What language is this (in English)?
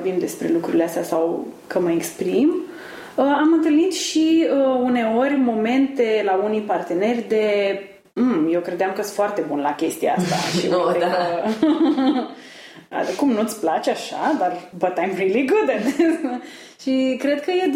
Romanian